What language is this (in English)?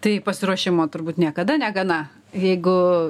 Lithuanian